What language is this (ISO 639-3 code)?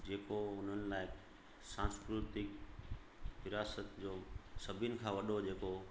snd